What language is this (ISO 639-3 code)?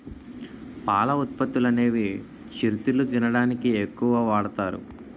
tel